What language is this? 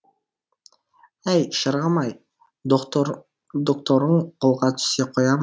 Kazakh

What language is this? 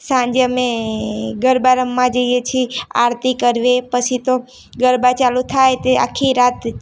Gujarati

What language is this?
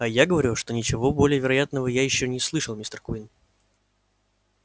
Russian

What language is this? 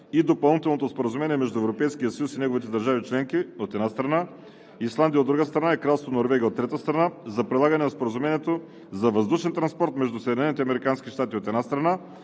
Bulgarian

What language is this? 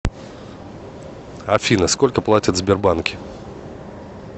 Russian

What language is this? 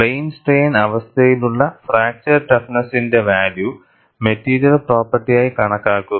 Malayalam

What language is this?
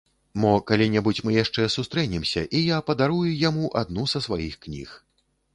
Belarusian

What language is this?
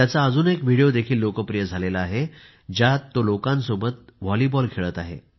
Marathi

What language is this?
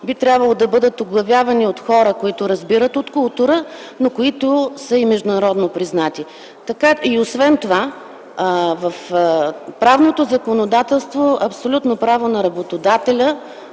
Bulgarian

